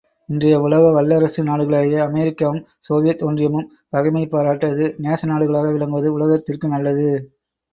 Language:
Tamil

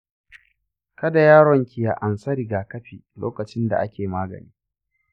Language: Hausa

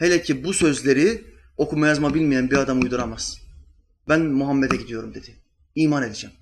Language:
Turkish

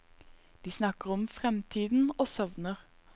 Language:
Norwegian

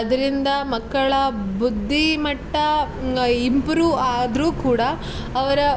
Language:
Kannada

